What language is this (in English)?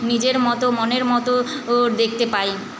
Bangla